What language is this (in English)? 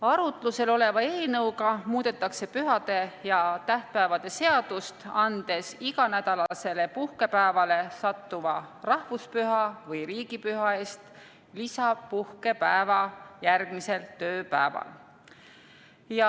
Estonian